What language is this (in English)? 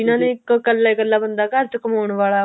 Punjabi